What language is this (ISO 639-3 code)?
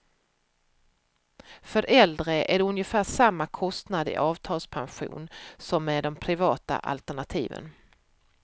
swe